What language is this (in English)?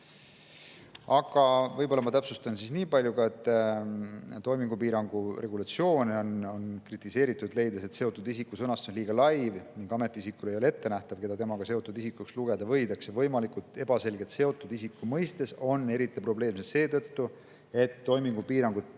Estonian